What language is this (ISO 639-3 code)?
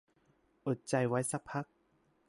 tha